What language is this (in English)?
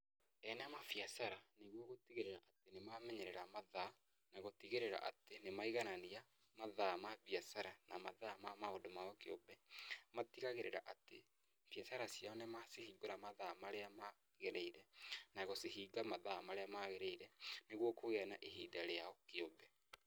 Kikuyu